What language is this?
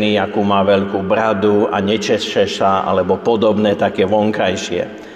Slovak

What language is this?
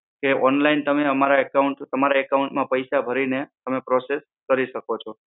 Gujarati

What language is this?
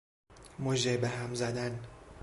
Persian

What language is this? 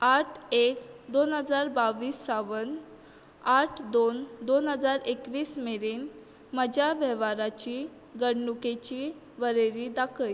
Konkani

